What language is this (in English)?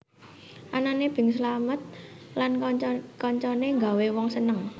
Javanese